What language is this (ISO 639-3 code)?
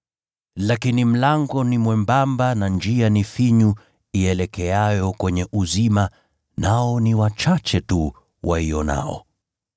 swa